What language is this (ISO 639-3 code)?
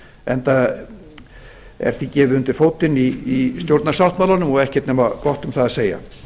isl